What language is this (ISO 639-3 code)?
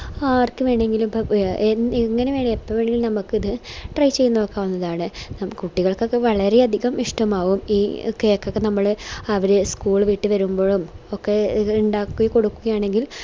mal